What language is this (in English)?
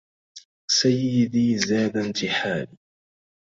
Arabic